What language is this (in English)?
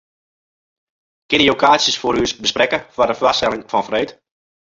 Western Frisian